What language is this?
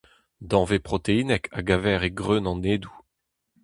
Breton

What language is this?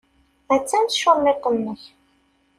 Kabyle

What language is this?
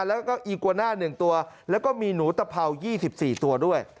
Thai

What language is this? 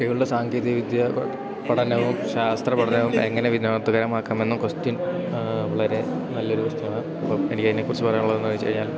Malayalam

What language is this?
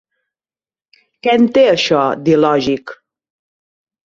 Catalan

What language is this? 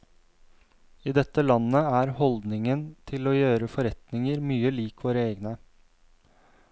Norwegian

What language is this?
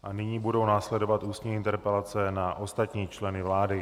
Czech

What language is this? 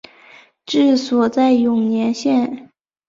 Chinese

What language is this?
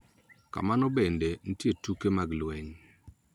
Luo (Kenya and Tanzania)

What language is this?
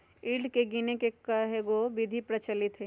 Magahi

